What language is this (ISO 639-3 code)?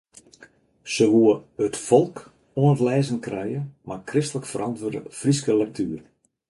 fry